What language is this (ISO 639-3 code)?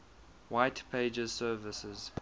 eng